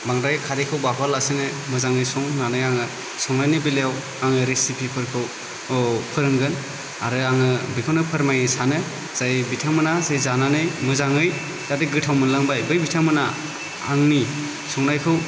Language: Bodo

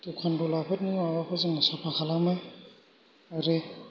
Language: Bodo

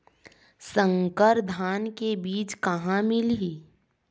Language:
Chhattisgarhi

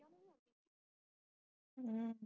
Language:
Punjabi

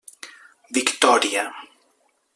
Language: Catalan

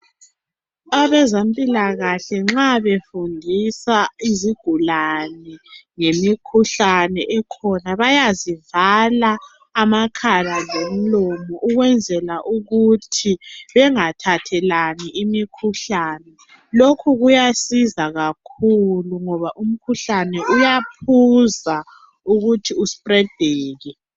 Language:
North Ndebele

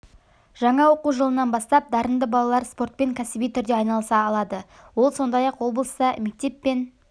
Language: Kazakh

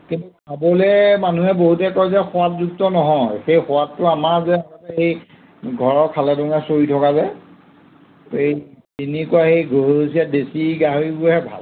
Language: Assamese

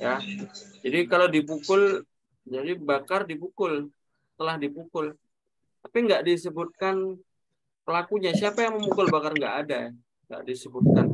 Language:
Indonesian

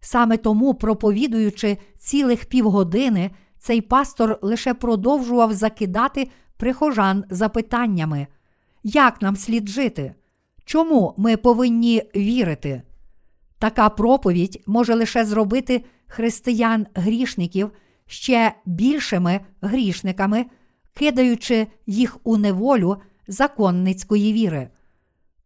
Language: Ukrainian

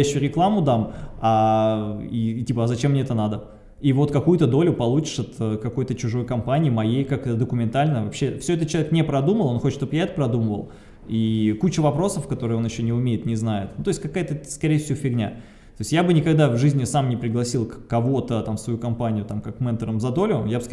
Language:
Russian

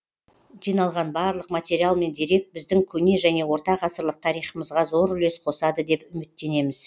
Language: Kazakh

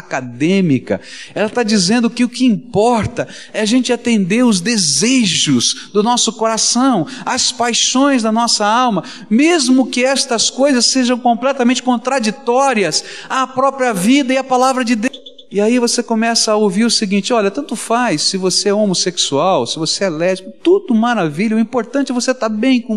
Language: Portuguese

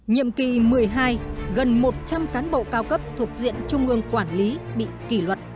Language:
Vietnamese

